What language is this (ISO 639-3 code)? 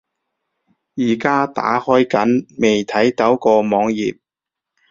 yue